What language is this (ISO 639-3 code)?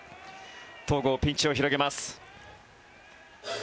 jpn